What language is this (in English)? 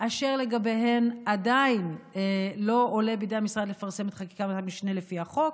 Hebrew